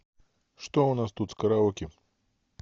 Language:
Russian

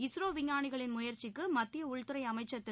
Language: Tamil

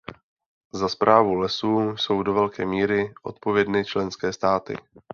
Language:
Czech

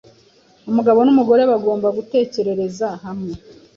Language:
Kinyarwanda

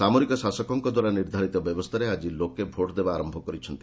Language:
Odia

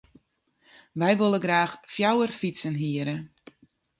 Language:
Western Frisian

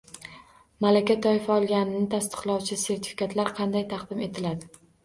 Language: Uzbek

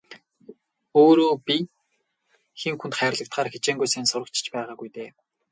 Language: Mongolian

